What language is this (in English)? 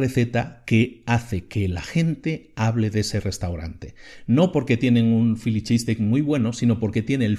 Spanish